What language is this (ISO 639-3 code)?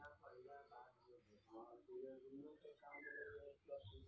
mai